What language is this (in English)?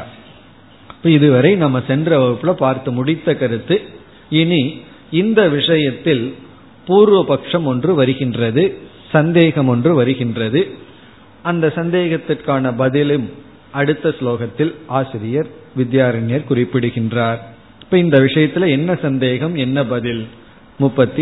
Tamil